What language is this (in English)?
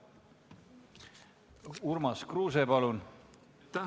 Estonian